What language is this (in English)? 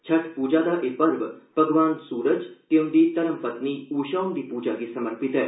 Dogri